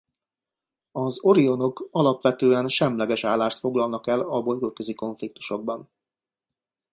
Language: Hungarian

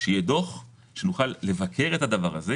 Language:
Hebrew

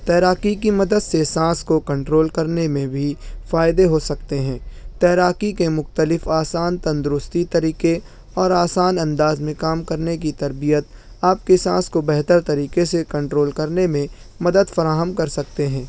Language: Urdu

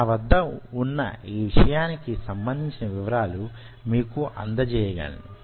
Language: Telugu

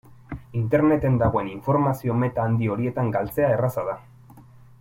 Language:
Basque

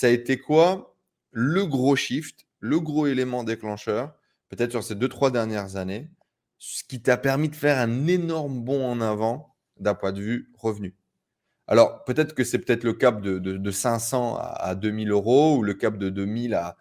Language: French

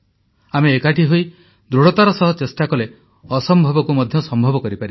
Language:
Odia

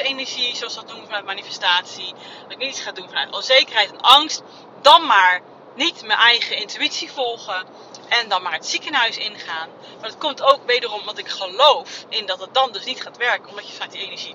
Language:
Dutch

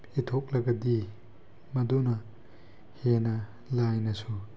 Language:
Manipuri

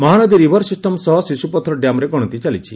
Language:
Odia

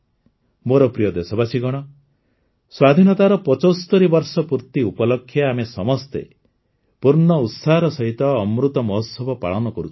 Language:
Odia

